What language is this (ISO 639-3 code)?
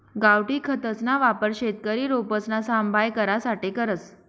mar